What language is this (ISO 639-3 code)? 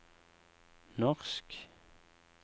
nor